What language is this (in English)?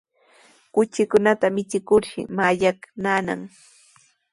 Sihuas Ancash Quechua